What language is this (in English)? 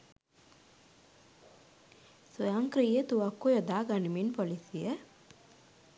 Sinhala